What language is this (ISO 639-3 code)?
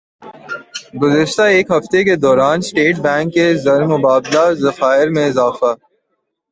urd